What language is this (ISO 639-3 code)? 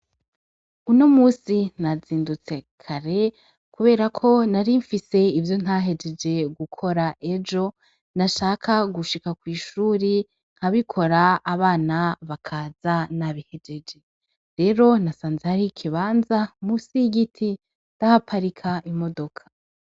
run